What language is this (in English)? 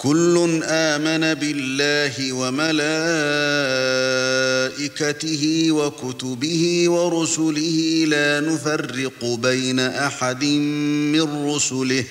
Arabic